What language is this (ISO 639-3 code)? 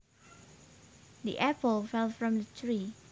jav